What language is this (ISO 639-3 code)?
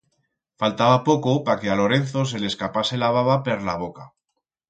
arg